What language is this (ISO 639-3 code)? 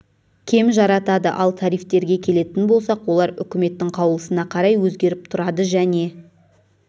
kaz